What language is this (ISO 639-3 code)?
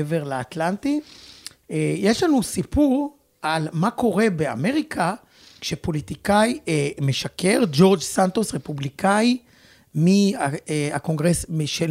heb